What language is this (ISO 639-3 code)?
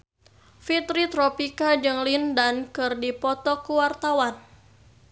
sun